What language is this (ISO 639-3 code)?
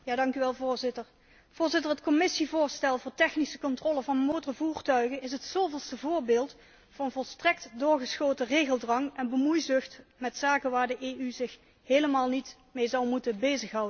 nld